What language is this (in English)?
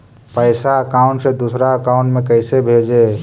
Magahi